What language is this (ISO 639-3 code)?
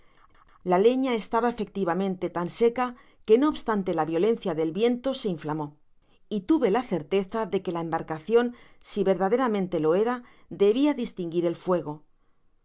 spa